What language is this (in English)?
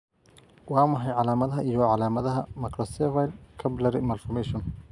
Somali